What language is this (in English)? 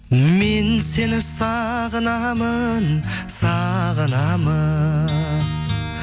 Kazakh